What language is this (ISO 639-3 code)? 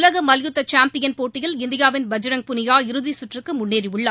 tam